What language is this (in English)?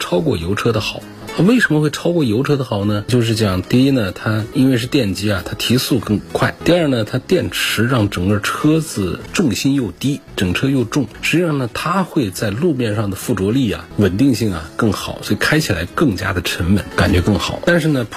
Chinese